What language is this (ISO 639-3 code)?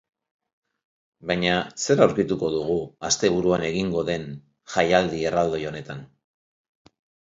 eus